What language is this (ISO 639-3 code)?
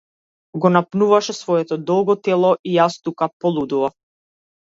mkd